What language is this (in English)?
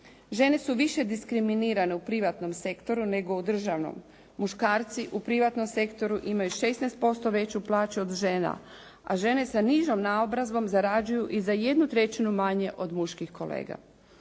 Croatian